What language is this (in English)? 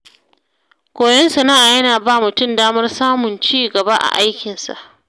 Hausa